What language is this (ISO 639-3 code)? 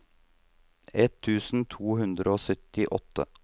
nor